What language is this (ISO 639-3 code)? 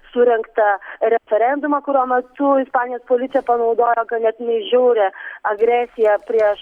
lit